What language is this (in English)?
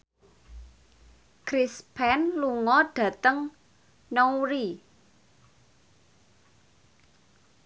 Javanese